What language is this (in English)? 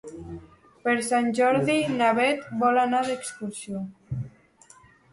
Catalan